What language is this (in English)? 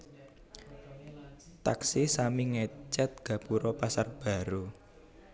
Javanese